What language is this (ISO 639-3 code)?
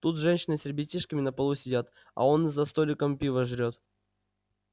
rus